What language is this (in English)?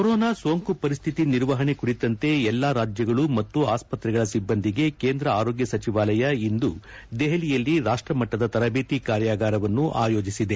Kannada